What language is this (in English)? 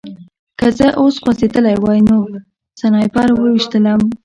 Pashto